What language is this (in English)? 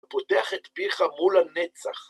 Hebrew